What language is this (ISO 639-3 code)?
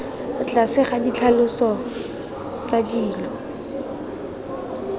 tsn